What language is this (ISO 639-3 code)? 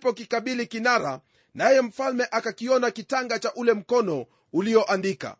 swa